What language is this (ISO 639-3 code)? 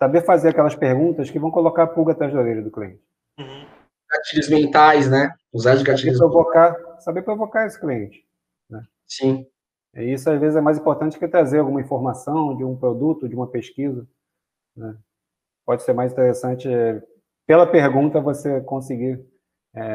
por